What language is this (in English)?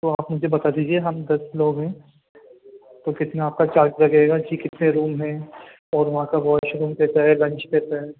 Urdu